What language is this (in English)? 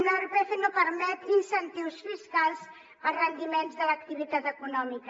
Catalan